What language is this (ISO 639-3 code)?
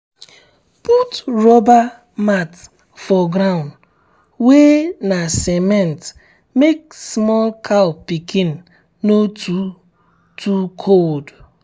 pcm